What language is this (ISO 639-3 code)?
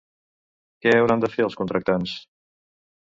cat